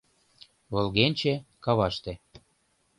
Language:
Mari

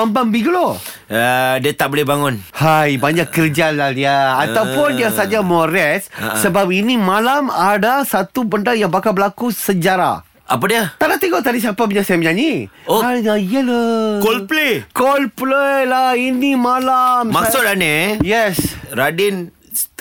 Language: Malay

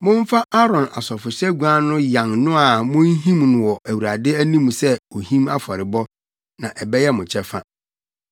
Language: Akan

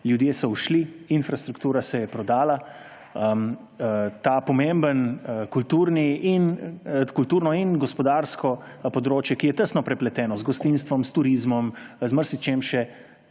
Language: Slovenian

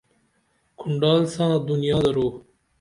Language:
Dameli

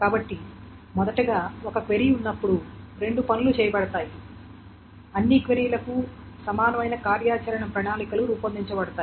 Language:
Telugu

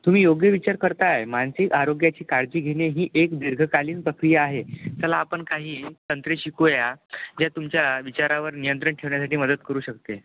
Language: Marathi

